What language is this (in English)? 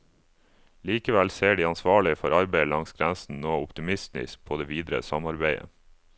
Norwegian